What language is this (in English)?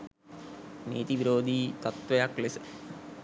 Sinhala